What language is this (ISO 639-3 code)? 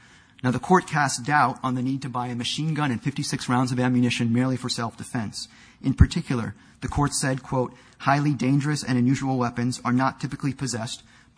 eng